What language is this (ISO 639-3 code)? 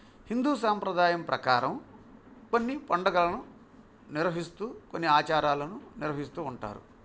tel